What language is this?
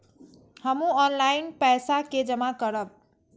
Maithili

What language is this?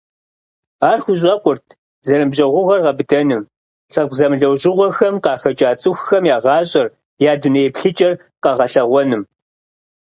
Kabardian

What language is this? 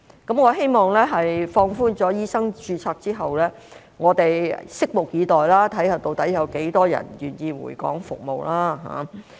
Cantonese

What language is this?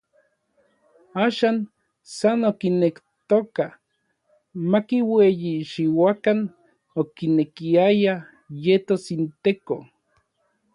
Orizaba Nahuatl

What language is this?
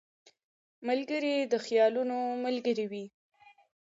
Pashto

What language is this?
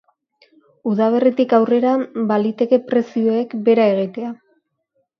Basque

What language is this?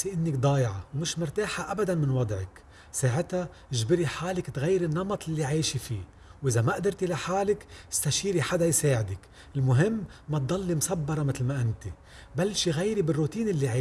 Arabic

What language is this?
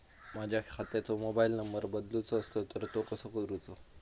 Marathi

